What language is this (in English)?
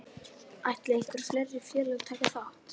Icelandic